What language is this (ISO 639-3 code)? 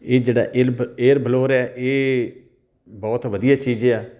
pan